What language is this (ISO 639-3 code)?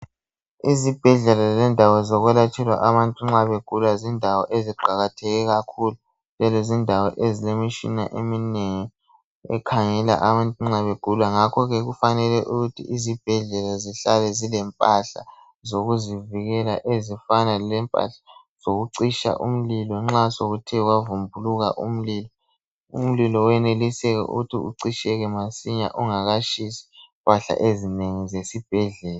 nde